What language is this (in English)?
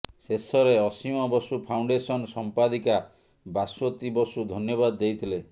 Odia